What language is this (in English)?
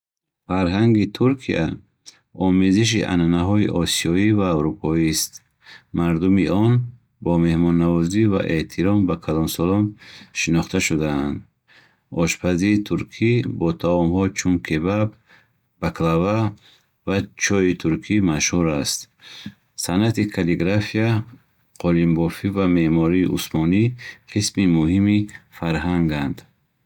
Bukharic